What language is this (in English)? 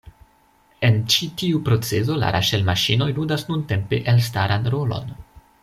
Esperanto